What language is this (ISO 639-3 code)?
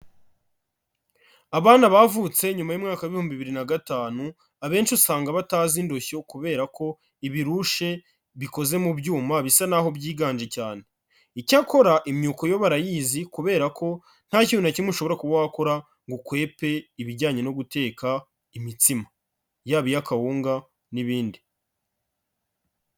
kin